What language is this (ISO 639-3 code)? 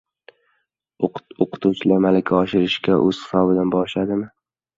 uzb